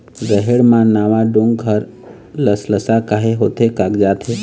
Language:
Chhattisgarhi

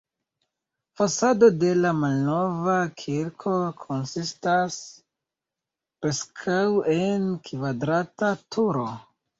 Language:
Esperanto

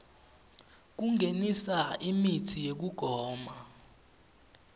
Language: Swati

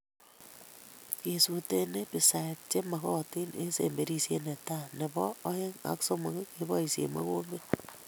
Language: Kalenjin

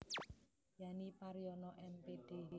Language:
Javanese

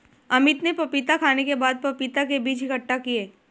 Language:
Hindi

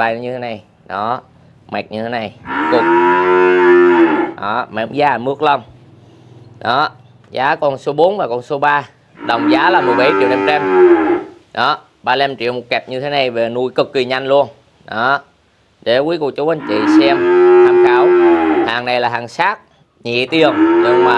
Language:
Vietnamese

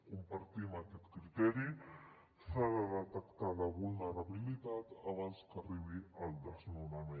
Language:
Catalan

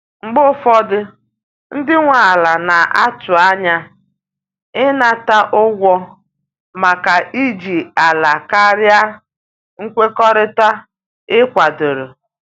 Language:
Igbo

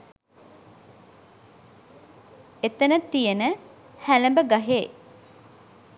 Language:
Sinhala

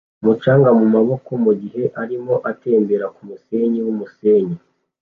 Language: Kinyarwanda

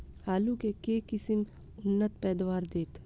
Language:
Maithili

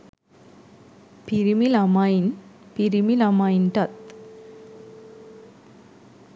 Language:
Sinhala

